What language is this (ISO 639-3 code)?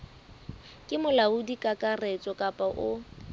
sot